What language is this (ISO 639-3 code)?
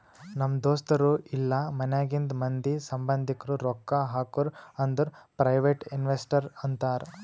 kan